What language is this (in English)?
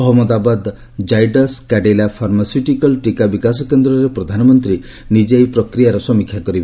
Odia